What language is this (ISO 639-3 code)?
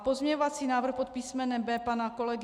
ces